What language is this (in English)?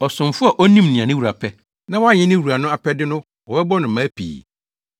Akan